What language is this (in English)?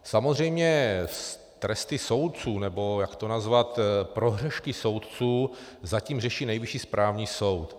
Czech